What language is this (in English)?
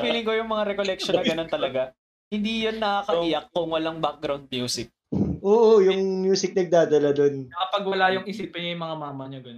Filipino